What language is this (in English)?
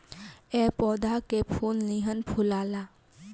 Bhojpuri